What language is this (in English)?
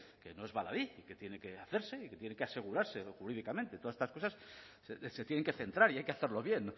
Spanish